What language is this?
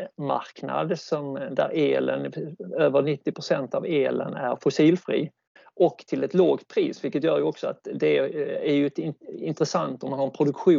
Swedish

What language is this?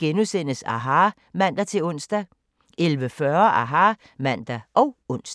Danish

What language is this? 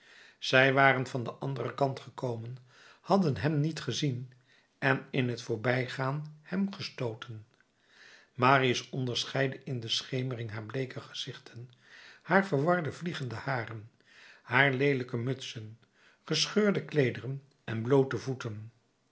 Dutch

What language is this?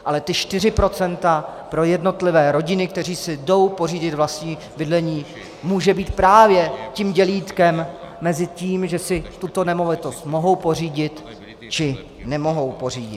Czech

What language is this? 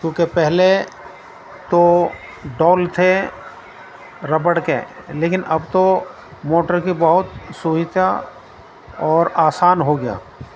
Urdu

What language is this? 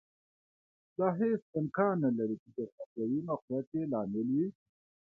Pashto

